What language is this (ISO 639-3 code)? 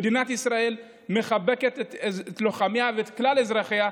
heb